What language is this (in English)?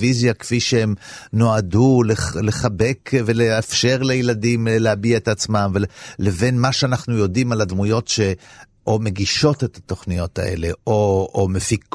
Hebrew